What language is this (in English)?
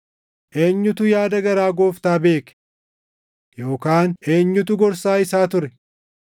Oromo